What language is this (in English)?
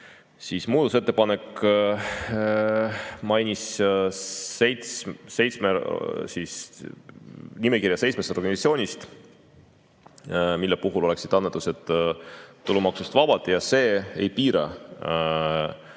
Estonian